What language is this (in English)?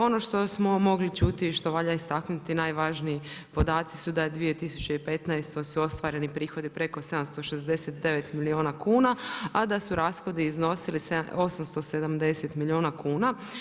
Croatian